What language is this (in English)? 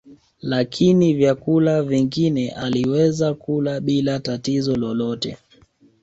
Swahili